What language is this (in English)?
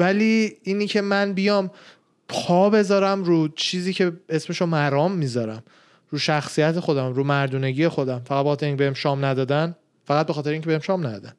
Persian